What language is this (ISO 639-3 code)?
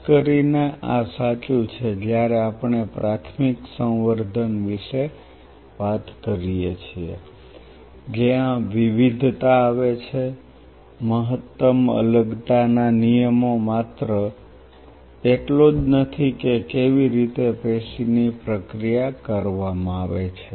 guj